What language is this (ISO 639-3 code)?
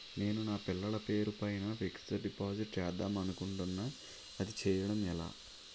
tel